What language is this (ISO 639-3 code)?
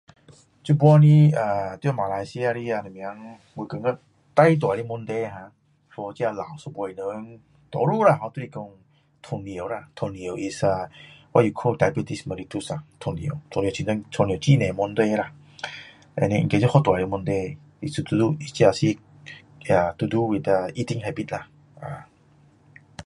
cdo